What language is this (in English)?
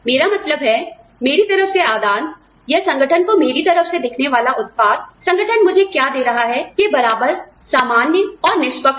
Hindi